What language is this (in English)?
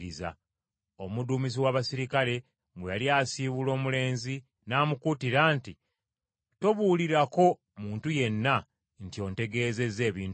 Ganda